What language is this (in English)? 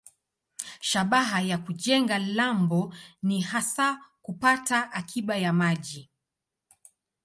Swahili